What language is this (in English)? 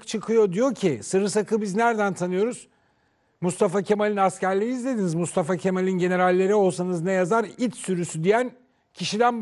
Turkish